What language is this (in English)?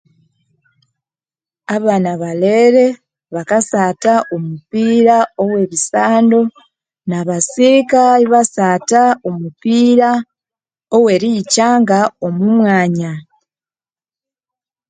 Konzo